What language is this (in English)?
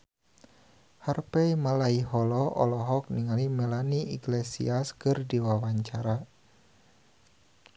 Sundanese